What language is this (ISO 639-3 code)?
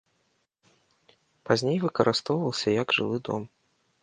bel